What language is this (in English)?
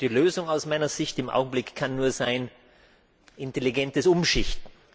German